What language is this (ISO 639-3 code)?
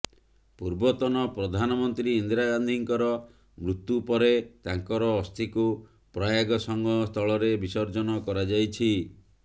ori